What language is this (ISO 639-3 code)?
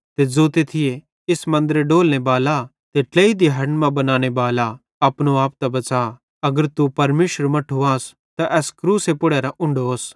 bhd